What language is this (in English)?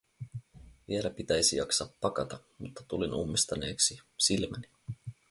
Finnish